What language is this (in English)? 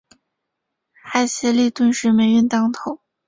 Chinese